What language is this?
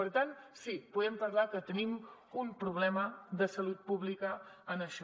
Catalan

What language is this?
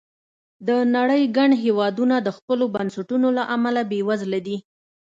Pashto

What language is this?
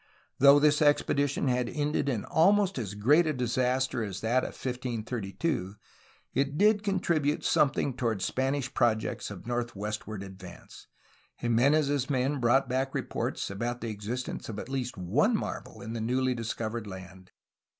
English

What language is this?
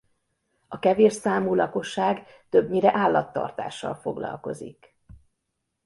Hungarian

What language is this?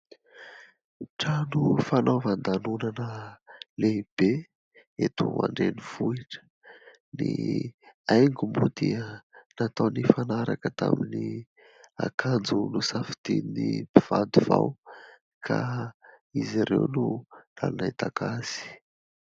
Malagasy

